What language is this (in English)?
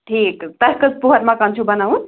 Kashmiri